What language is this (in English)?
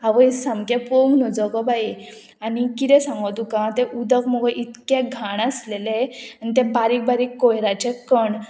Konkani